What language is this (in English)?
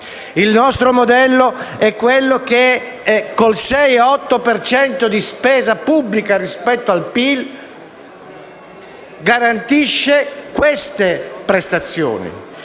Italian